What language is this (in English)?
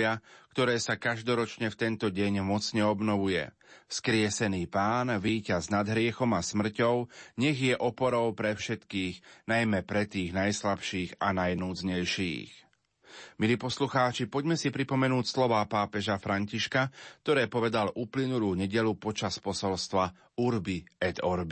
Slovak